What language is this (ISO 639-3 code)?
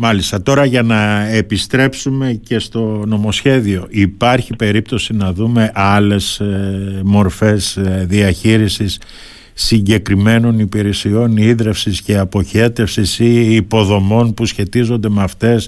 ell